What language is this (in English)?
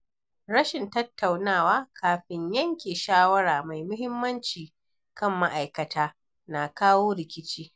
Hausa